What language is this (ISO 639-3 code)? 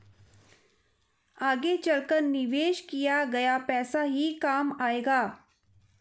hin